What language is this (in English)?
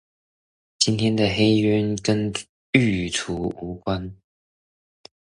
Chinese